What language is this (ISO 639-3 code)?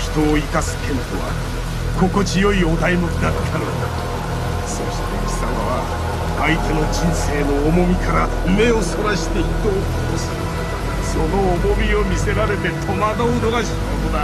jpn